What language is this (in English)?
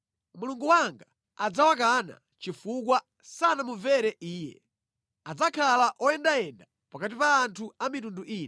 Nyanja